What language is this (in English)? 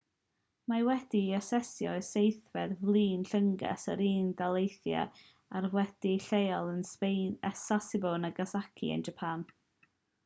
Welsh